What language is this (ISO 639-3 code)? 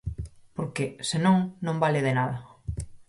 glg